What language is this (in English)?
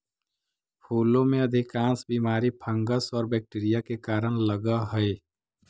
Magahi